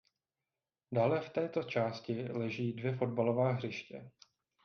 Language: Czech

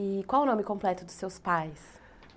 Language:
Portuguese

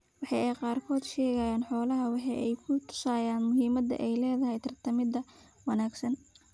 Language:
Somali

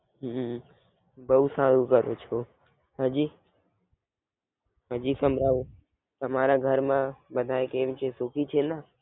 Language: Gujarati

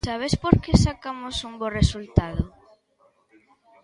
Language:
Galician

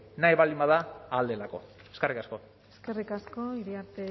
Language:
Basque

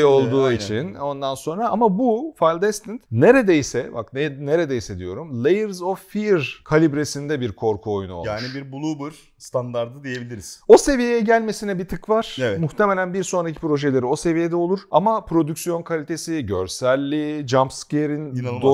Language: Turkish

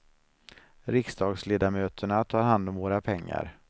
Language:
Swedish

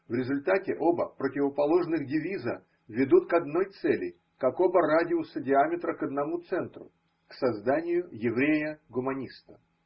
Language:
Russian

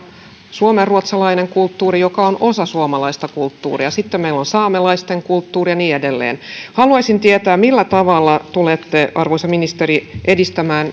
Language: Finnish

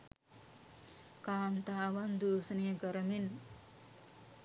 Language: Sinhala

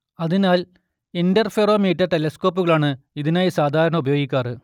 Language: Malayalam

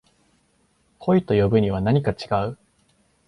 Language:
Japanese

